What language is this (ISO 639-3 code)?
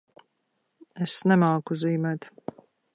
lav